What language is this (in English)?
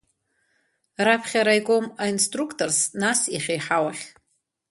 Abkhazian